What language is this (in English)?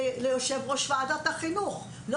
Hebrew